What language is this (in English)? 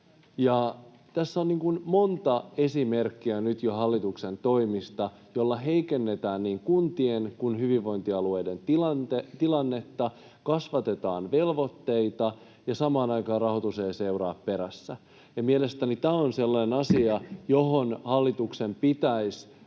Finnish